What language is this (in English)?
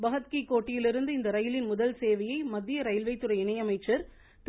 Tamil